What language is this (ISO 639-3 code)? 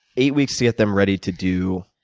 eng